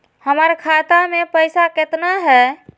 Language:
Magahi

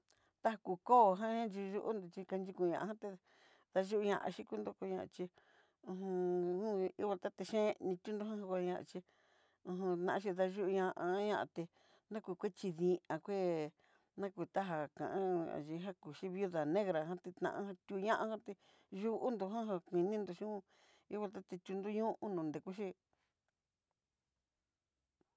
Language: Southeastern Nochixtlán Mixtec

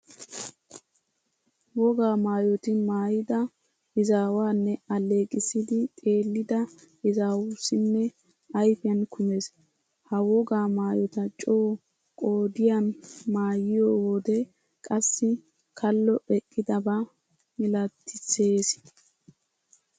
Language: Wolaytta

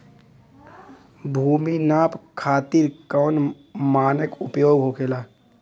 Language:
Bhojpuri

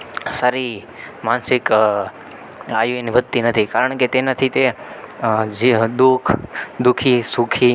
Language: Gujarati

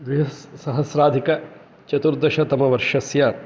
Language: Sanskrit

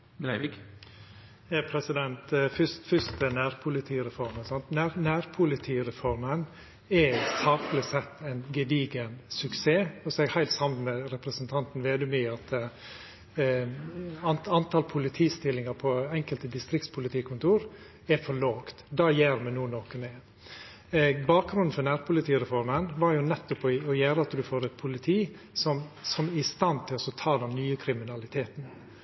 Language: Norwegian Nynorsk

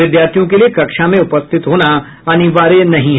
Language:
Hindi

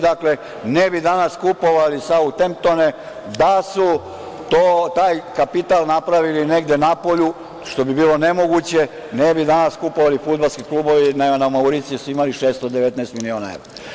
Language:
Serbian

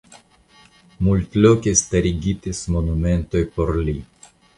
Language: Esperanto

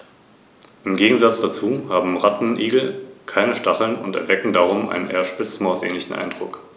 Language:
German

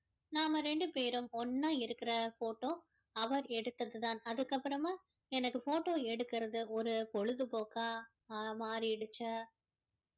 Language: Tamil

